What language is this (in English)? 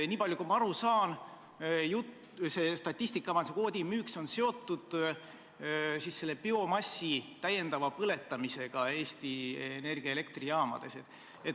Estonian